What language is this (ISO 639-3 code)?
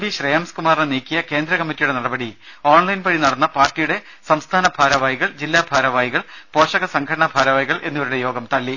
mal